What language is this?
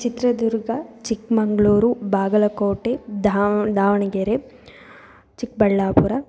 Sanskrit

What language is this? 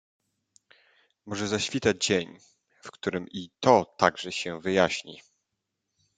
Polish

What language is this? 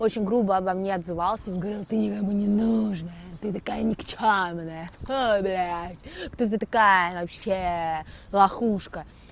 Russian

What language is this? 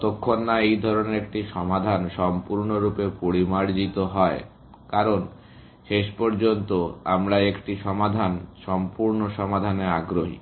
Bangla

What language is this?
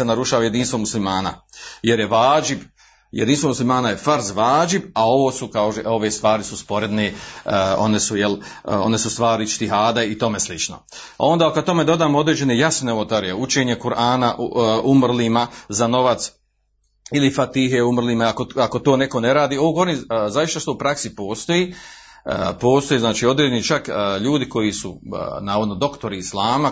Croatian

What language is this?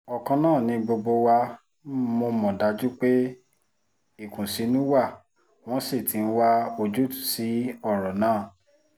Yoruba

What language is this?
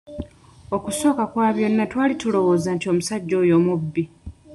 Ganda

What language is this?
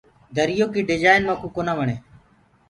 Gurgula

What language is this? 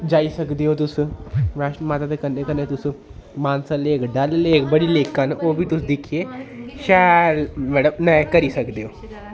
Dogri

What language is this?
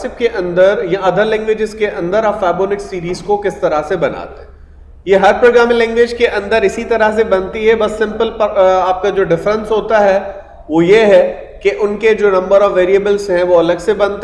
Hindi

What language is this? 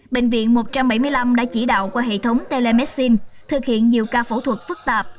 Vietnamese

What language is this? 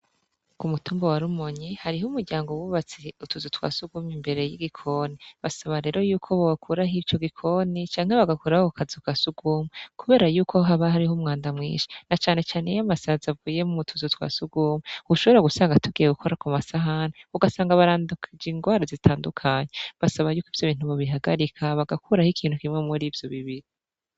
Rundi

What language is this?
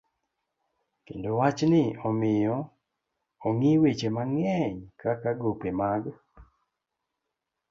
Luo (Kenya and Tanzania)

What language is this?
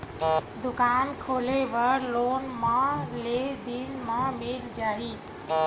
Chhattisgarhi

